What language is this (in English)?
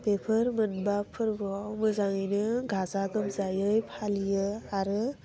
Bodo